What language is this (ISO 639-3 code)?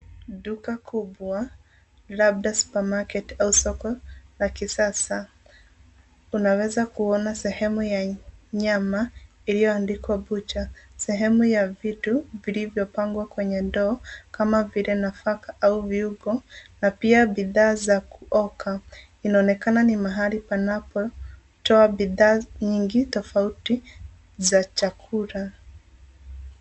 swa